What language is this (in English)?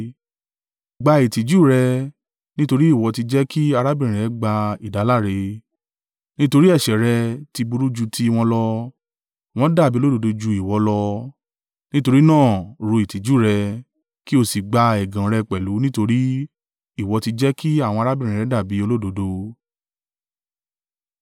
Yoruba